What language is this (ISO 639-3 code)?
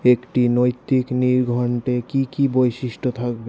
ben